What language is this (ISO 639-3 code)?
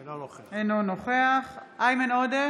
heb